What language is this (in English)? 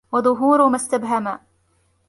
Arabic